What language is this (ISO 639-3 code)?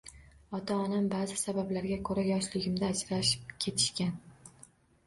uzb